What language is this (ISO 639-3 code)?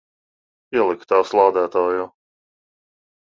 lav